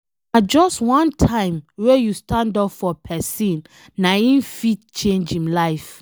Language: Nigerian Pidgin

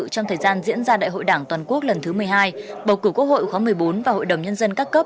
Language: Vietnamese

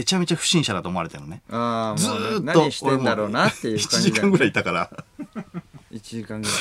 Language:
Japanese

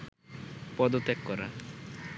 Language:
Bangla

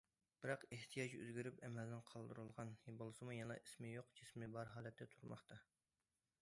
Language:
Uyghur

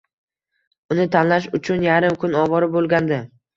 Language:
Uzbek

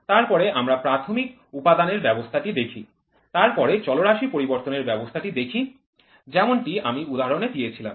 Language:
Bangla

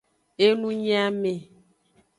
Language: Aja (Benin)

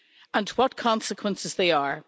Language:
English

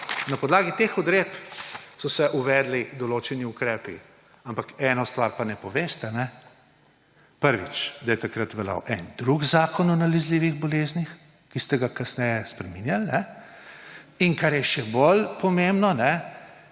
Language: Slovenian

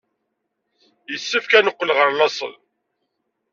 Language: Kabyle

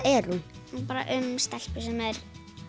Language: Icelandic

